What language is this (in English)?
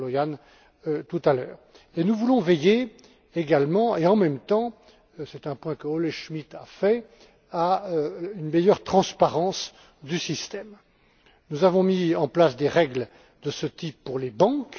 French